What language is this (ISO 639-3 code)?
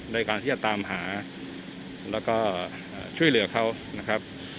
tha